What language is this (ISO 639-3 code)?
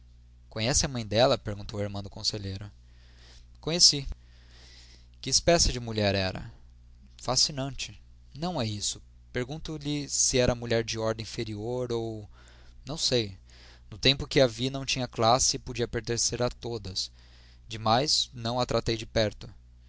por